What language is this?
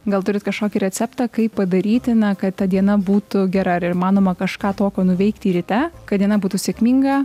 Lithuanian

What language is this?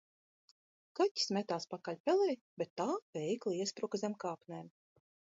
Latvian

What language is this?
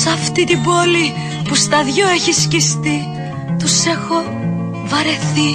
Greek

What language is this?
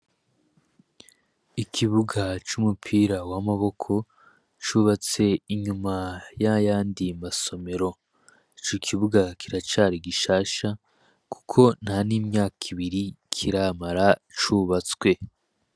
Rundi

